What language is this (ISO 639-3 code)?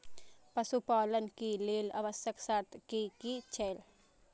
mai